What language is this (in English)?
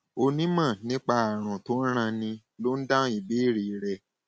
Yoruba